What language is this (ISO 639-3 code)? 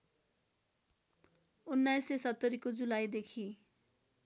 nep